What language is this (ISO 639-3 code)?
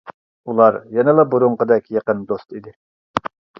uig